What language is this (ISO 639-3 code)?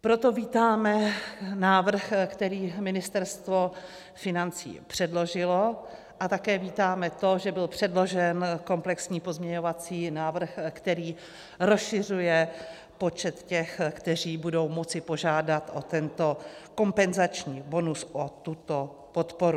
ces